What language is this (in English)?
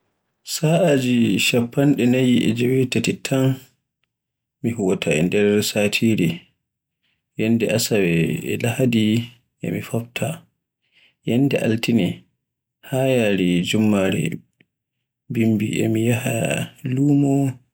Borgu Fulfulde